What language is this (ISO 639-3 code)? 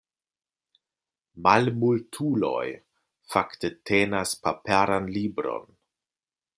epo